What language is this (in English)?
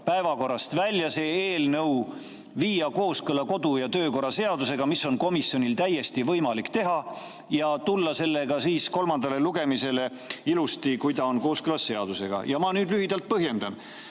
Estonian